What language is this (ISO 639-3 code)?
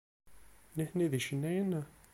kab